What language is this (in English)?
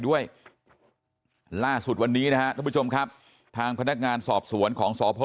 Thai